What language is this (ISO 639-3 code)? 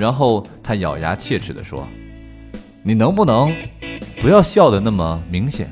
zho